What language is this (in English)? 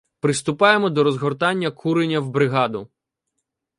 Ukrainian